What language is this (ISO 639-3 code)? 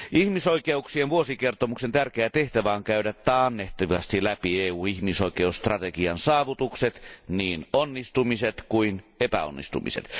fin